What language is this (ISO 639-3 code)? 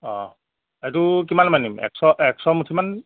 asm